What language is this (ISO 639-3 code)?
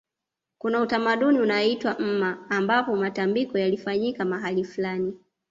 swa